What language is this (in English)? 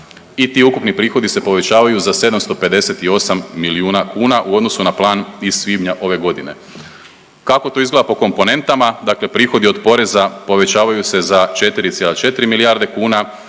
Croatian